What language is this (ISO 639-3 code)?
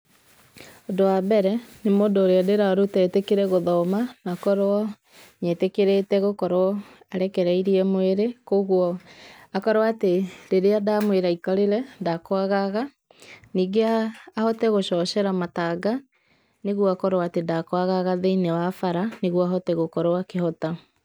kik